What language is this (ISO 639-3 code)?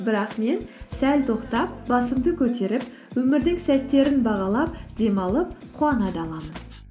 kaz